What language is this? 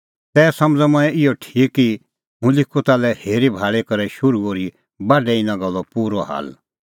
Kullu Pahari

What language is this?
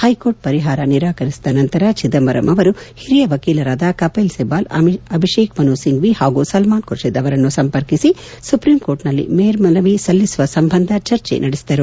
Kannada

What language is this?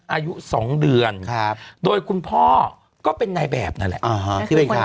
Thai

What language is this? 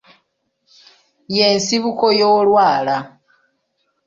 Ganda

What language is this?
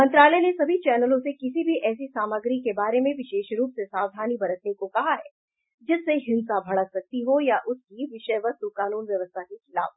Hindi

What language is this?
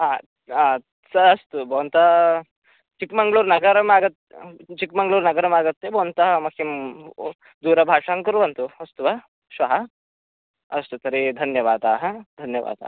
Sanskrit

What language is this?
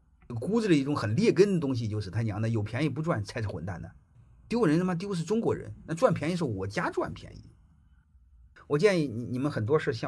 Chinese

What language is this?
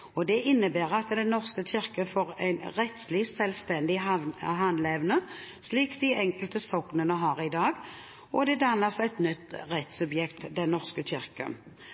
Norwegian Bokmål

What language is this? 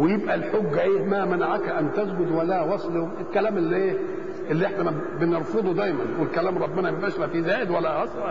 Arabic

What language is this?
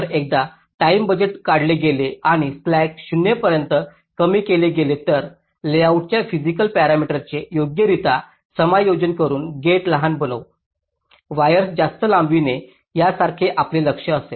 Marathi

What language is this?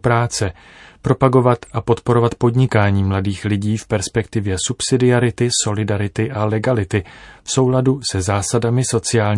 Czech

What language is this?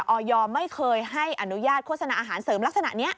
Thai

